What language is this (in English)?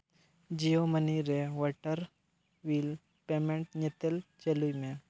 Santali